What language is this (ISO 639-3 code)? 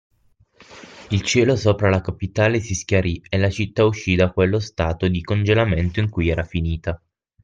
ita